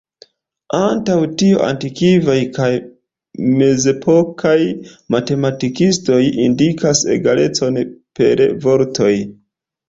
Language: Esperanto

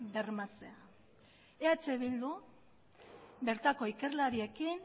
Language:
Basque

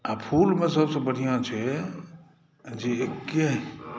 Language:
Maithili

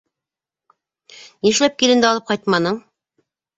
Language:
Bashkir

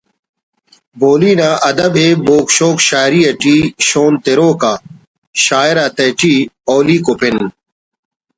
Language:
Brahui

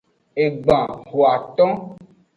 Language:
Aja (Benin)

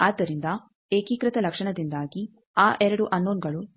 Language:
Kannada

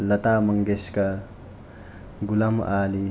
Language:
Sanskrit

